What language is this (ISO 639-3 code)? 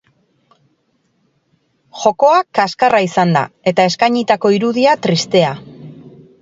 eus